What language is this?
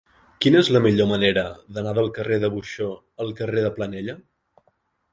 Catalan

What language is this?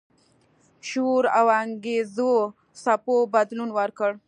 Pashto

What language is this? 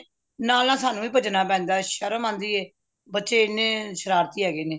Punjabi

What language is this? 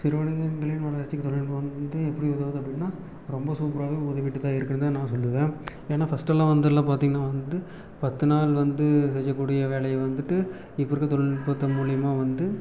Tamil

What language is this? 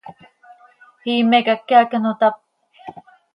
Seri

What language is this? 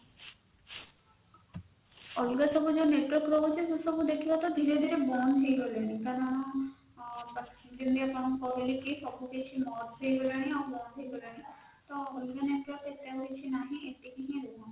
Odia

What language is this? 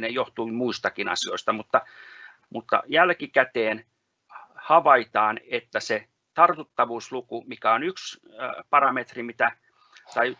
Finnish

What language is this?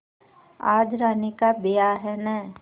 Hindi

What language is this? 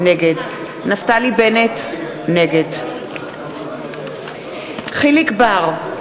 Hebrew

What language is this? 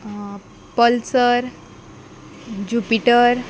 Konkani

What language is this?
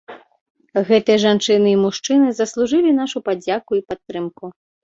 Belarusian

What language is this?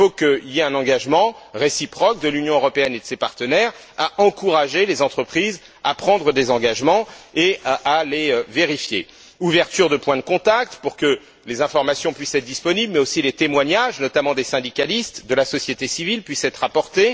French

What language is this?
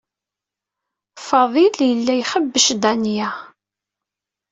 Kabyle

